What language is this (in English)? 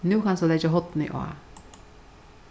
Faroese